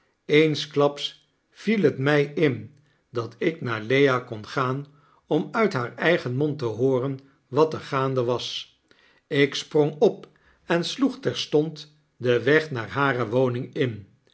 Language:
Dutch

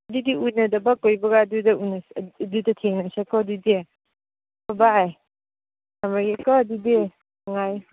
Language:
Manipuri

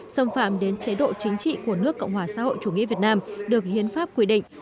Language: Vietnamese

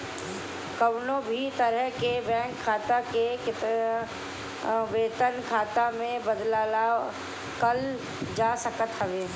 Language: Bhojpuri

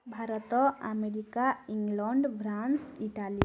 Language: Odia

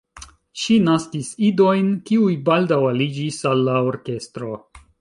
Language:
Esperanto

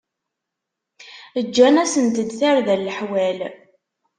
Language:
Kabyle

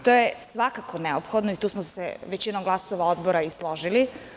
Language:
Serbian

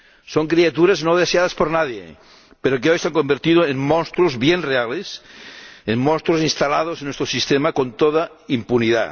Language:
Spanish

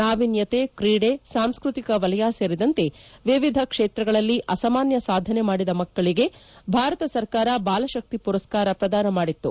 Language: Kannada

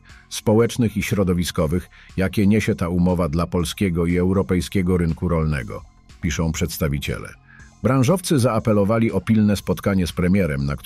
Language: Polish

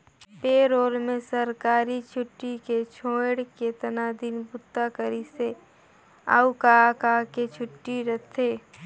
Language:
Chhattisgarhi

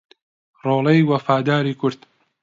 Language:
Central Kurdish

